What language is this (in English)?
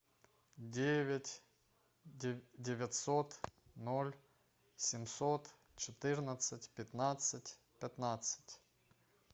Russian